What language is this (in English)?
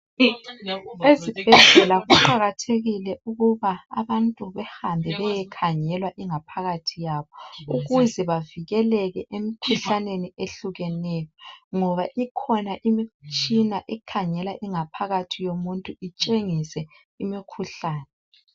North Ndebele